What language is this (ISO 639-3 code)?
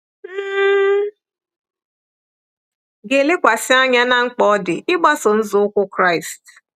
ibo